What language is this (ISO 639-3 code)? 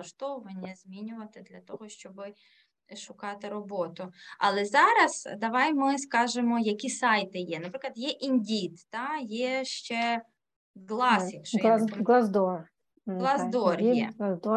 ukr